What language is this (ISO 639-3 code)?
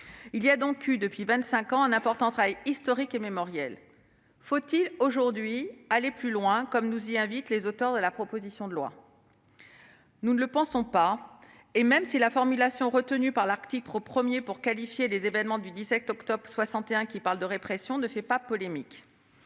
fra